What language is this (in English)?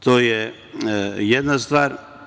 Serbian